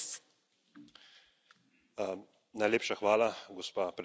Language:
Slovenian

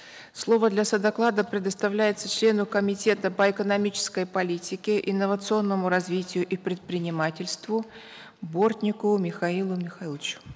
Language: Kazakh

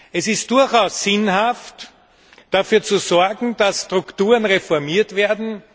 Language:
German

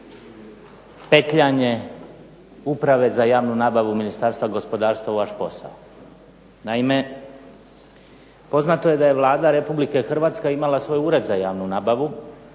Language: Croatian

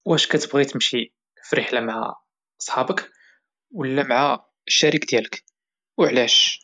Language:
Moroccan Arabic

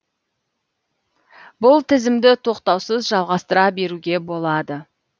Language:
Kazakh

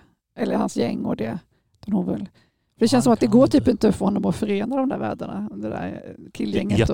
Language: Swedish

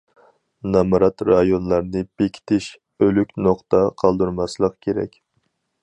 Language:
Uyghur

